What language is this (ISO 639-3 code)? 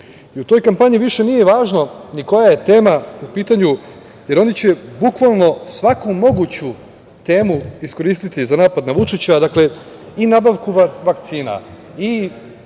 srp